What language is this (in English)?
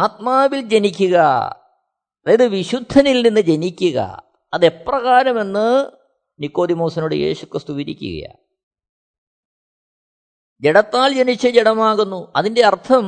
Malayalam